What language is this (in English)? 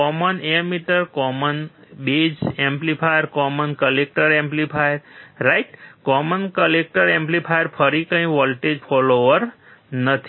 Gujarati